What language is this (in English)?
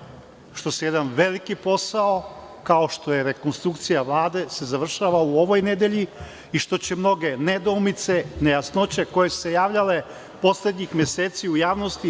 Serbian